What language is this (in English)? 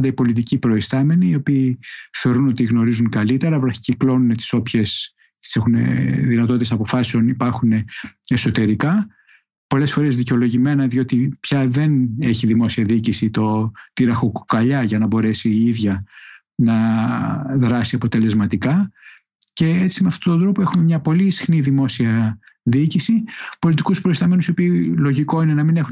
Greek